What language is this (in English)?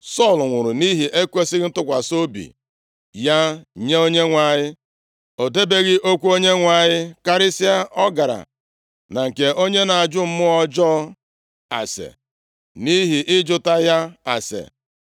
Igbo